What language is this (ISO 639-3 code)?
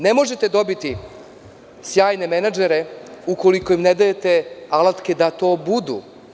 srp